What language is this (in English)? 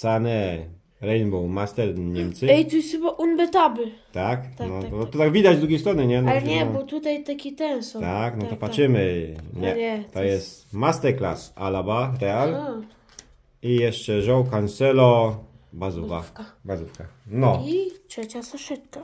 Polish